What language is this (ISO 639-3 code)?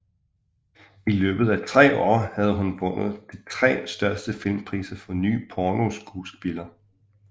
dan